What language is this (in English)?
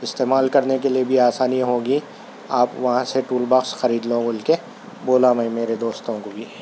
Urdu